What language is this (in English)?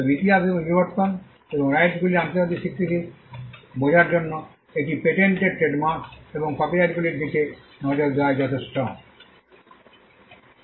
Bangla